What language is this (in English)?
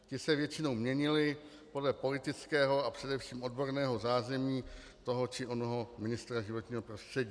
Czech